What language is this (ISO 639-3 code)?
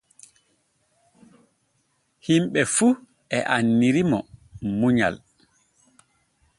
fue